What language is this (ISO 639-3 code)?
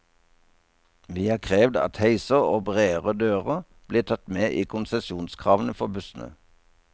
nor